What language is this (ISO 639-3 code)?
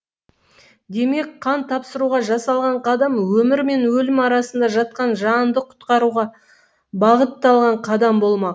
kaz